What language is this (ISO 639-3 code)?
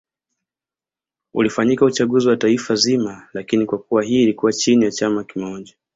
swa